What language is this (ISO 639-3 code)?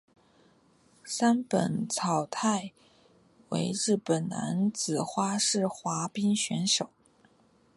zho